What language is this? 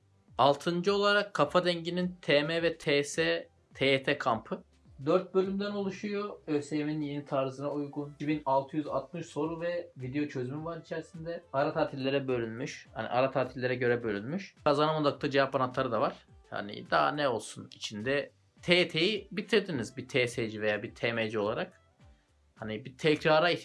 Turkish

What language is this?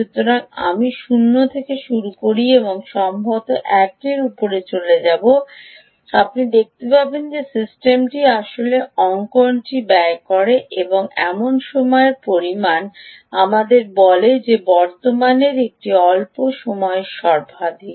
Bangla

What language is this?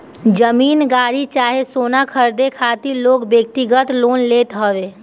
Bhojpuri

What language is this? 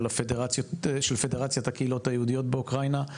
Hebrew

